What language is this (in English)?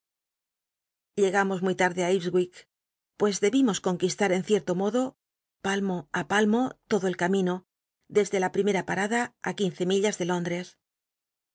Spanish